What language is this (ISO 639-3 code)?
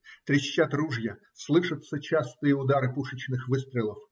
rus